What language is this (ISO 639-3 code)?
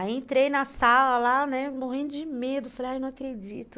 por